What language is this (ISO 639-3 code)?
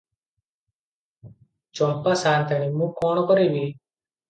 ori